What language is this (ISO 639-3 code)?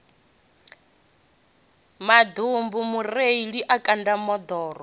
ven